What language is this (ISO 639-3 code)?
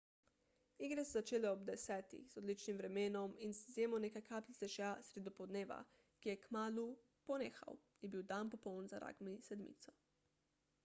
slv